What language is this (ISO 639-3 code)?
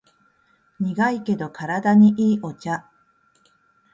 jpn